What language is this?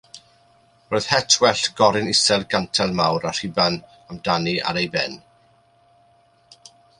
Welsh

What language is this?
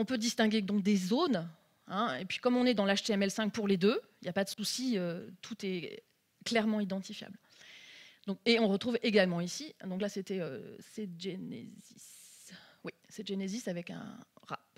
French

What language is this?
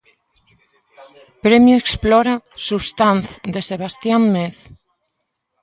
Galician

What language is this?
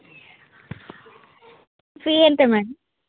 Telugu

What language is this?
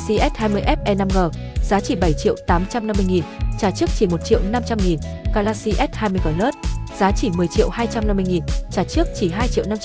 Vietnamese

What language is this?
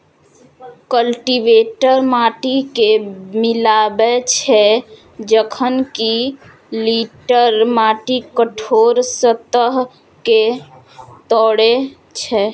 Maithili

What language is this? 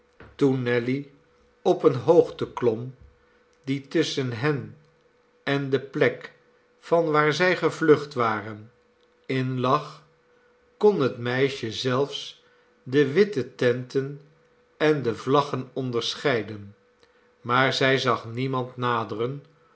Dutch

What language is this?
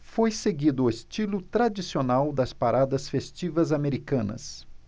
Portuguese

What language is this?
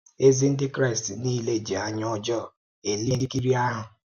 Igbo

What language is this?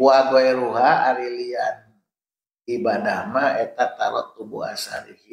Indonesian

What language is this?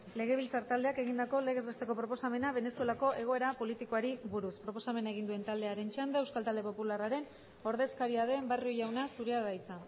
Basque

